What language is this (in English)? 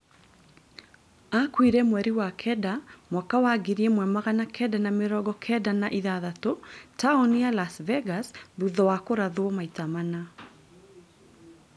Kikuyu